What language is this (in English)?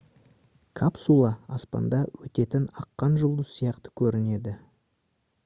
Kazakh